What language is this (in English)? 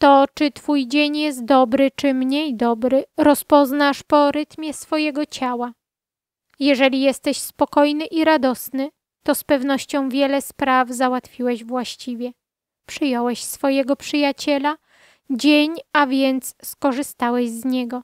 Polish